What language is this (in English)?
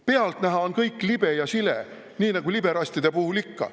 Estonian